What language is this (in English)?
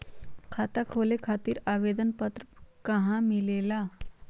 Magahi